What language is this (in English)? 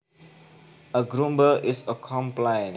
Javanese